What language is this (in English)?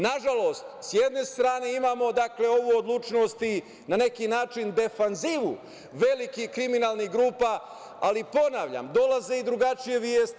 Serbian